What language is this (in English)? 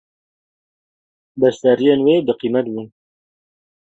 Kurdish